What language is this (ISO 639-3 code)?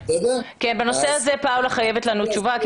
heb